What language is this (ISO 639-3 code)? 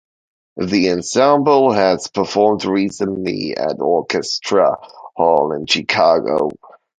eng